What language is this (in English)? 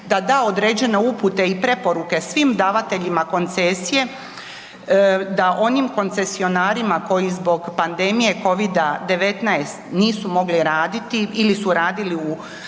Croatian